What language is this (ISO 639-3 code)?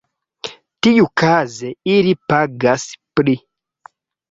epo